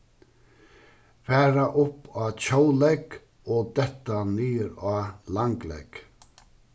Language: Faroese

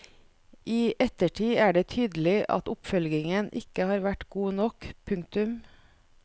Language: Norwegian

